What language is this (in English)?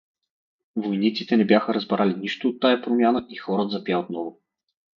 Bulgarian